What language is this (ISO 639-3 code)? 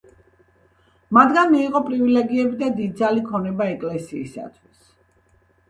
kat